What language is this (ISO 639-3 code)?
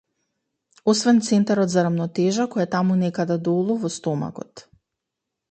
mkd